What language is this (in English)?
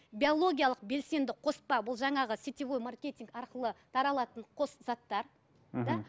Kazakh